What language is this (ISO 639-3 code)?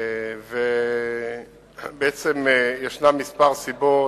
heb